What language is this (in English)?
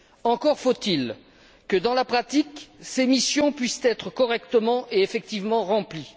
French